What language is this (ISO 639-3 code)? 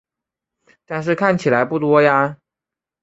zho